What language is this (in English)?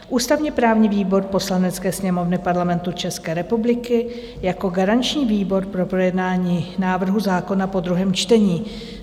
Czech